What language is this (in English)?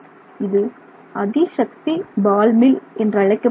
Tamil